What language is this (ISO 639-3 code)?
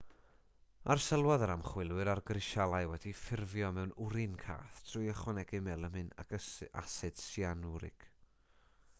cym